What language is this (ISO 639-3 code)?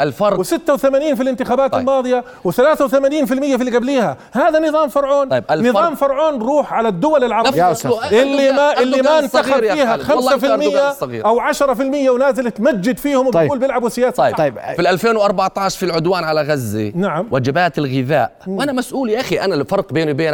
ara